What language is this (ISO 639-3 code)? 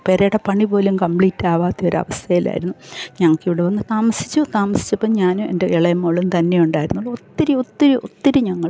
mal